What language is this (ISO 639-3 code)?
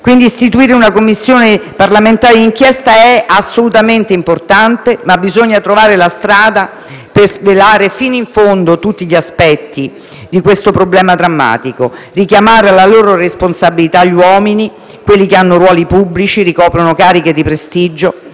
ita